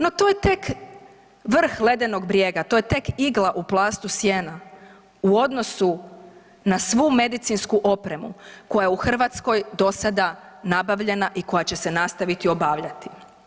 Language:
Croatian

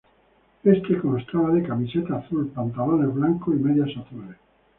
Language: Spanish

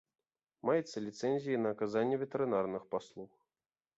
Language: Belarusian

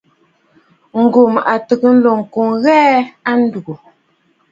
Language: Bafut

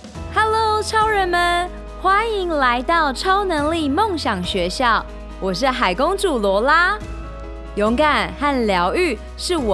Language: Chinese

